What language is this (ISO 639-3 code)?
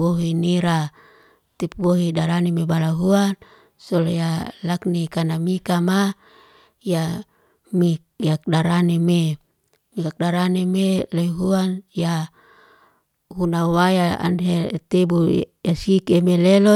ste